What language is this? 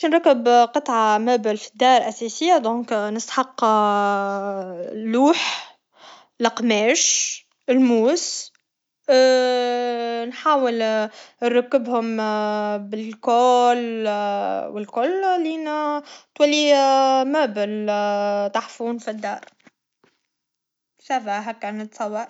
Tunisian Arabic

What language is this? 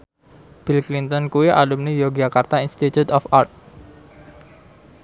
Javanese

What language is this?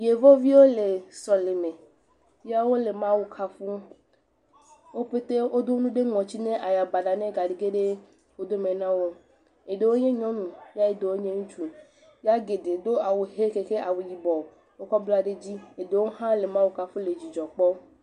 Ewe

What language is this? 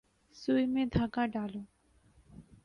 Urdu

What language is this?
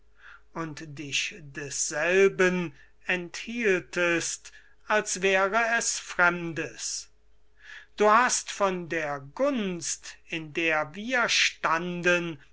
German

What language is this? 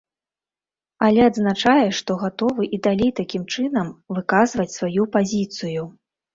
Belarusian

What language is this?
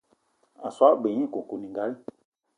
Eton (Cameroon)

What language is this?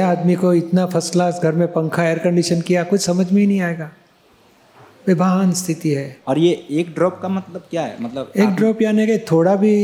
Gujarati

